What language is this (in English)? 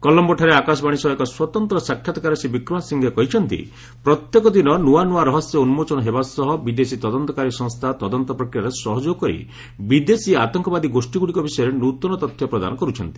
Odia